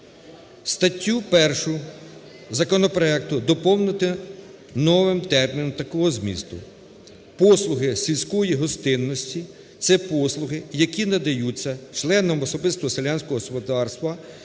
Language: Ukrainian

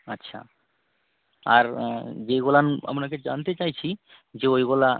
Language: Bangla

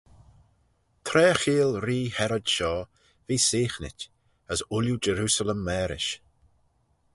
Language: Manx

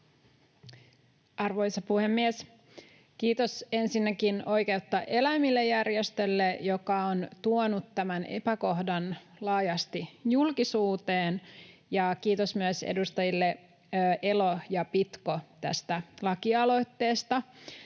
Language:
Finnish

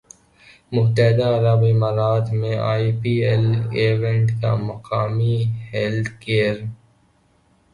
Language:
Urdu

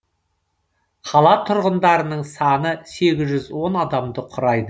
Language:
Kazakh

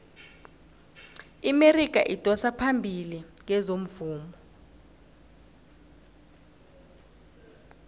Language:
South Ndebele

